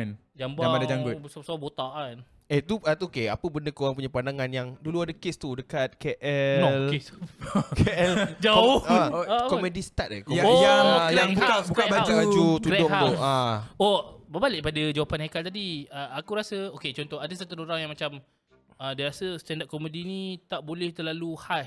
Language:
Malay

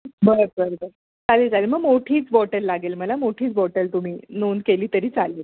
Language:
Marathi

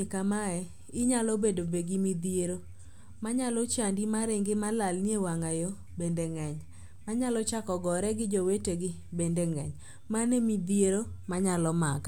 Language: Luo (Kenya and Tanzania)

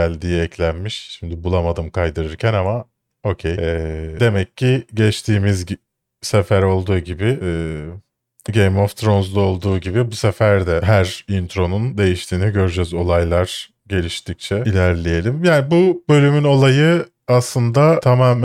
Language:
Turkish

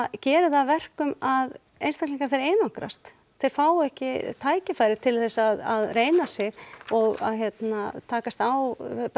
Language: Icelandic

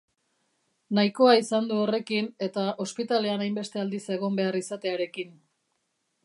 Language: Basque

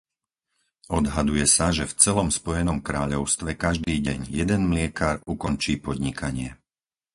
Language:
Slovak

